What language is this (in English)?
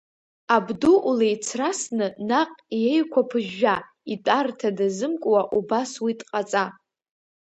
Abkhazian